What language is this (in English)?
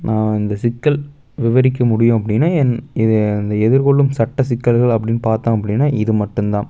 Tamil